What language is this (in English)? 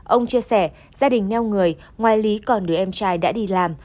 Vietnamese